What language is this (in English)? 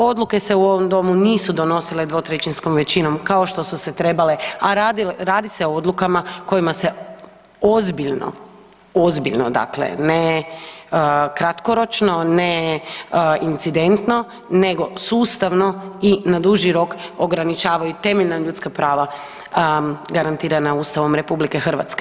Croatian